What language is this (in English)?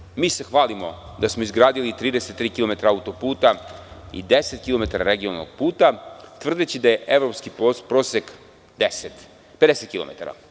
Serbian